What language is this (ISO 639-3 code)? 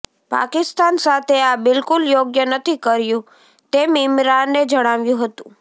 guj